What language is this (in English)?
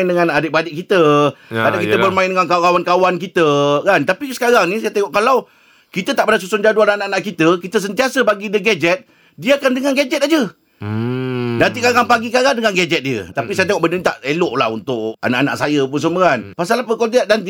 Malay